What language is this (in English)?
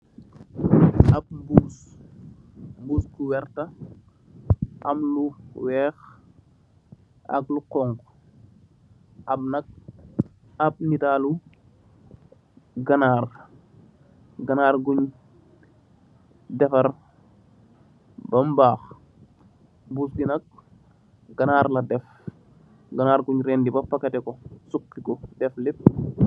Wolof